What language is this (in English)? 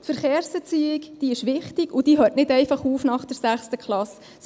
Swiss German